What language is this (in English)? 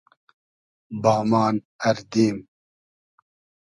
Hazaragi